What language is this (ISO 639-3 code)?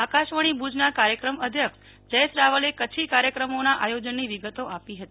guj